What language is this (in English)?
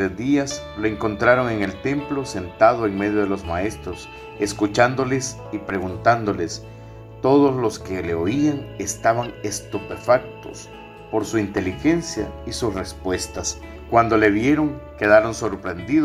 Spanish